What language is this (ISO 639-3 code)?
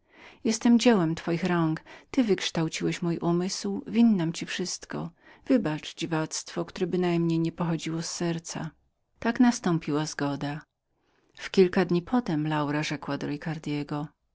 pol